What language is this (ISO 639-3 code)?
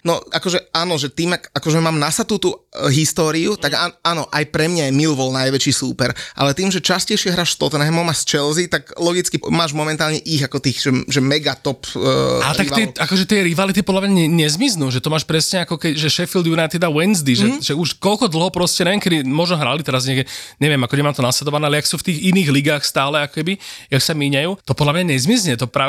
slk